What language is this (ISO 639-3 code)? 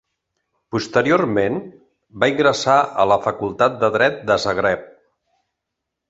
cat